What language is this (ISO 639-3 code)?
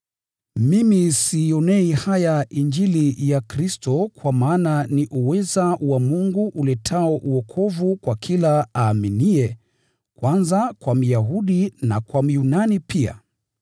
swa